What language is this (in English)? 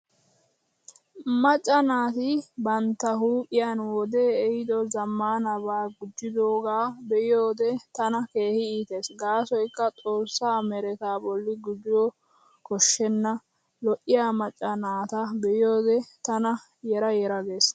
Wolaytta